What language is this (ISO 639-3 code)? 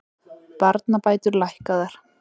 isl